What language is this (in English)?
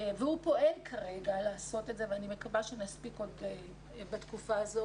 Hebrew